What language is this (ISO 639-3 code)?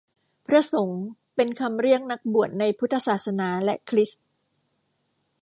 tha